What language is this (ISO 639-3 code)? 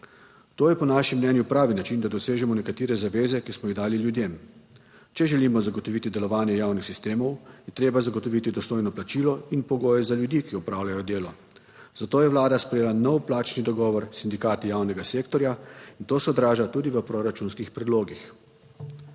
slv